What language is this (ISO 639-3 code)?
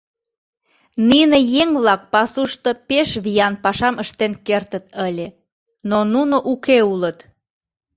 chm